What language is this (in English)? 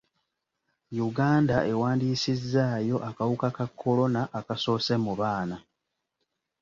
Ganda